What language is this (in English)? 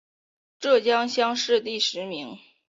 Chinese